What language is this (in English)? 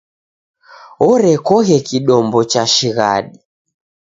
Taita